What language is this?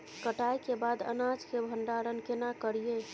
Maithili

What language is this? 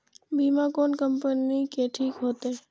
Maithili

